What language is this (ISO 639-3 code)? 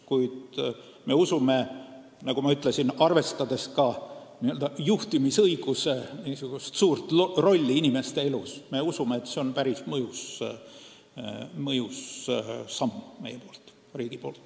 est